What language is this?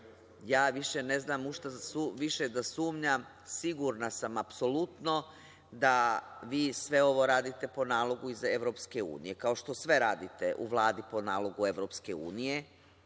Serbian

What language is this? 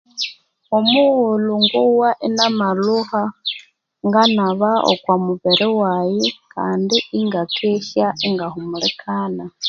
Konzo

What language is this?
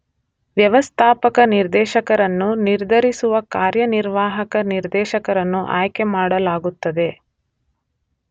Kannada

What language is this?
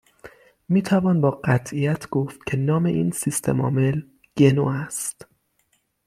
Persian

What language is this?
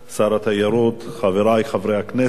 Hebrew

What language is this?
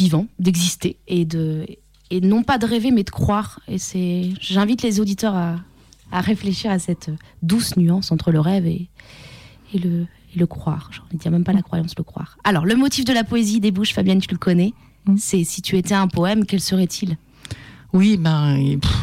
French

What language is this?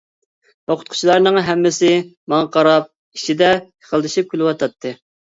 Uyghur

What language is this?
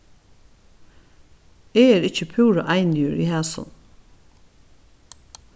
Faroese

